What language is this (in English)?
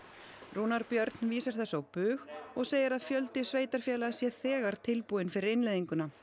Icelandic